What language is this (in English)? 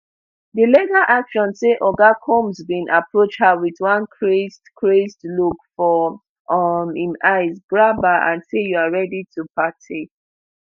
Nigerian Pidgin